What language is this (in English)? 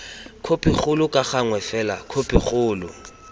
Tswana